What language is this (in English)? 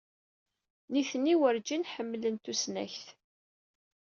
Kabyle